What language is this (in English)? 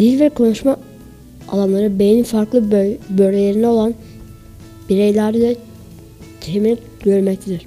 Turkish